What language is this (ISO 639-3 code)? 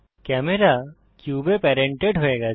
ben